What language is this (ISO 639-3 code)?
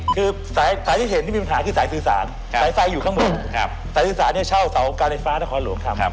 tha